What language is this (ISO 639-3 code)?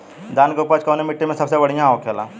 bho